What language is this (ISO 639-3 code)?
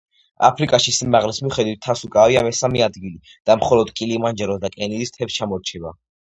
kat